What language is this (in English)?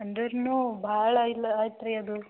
Kannada